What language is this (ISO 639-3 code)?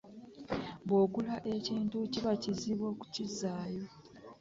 lug